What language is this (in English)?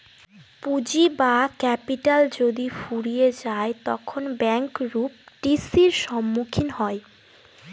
Bangla